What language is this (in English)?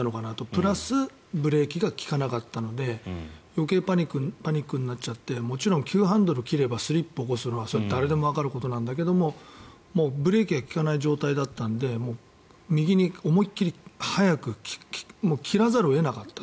Japanese